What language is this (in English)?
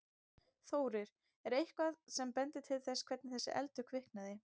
Icelandic